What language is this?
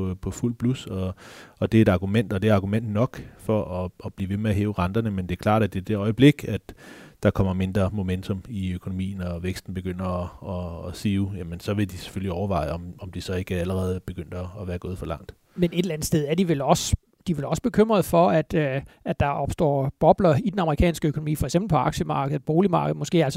Danish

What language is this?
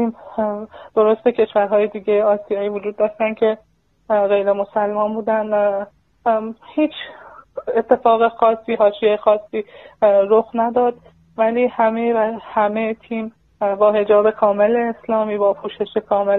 Persian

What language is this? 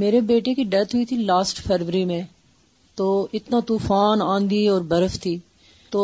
Urdu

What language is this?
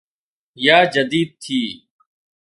Sindhi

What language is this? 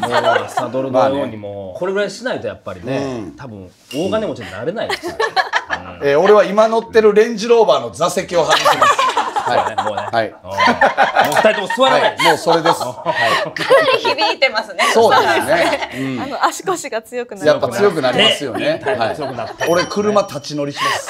Japanese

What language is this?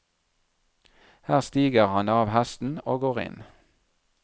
Norwegian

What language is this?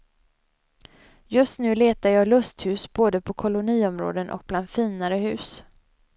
Swedish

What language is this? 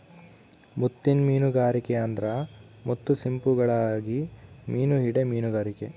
Kannada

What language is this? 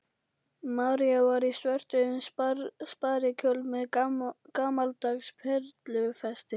Icelandic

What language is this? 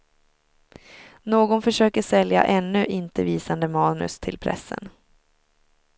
Swedish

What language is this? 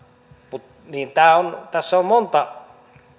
Finnish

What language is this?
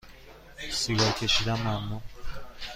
Persian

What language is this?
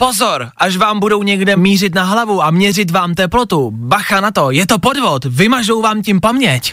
Czech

